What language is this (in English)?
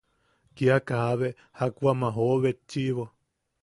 Yaqui